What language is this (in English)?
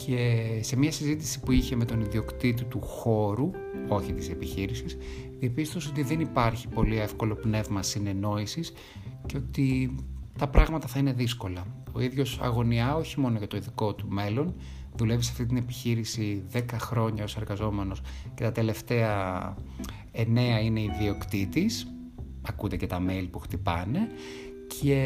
Greek